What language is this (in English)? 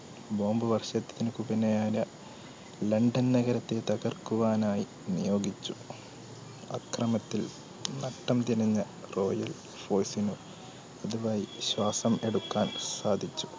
Malayalam